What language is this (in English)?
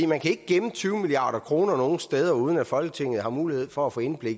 Danish